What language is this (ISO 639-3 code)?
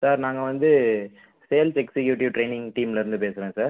tam